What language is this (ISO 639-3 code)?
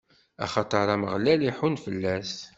kab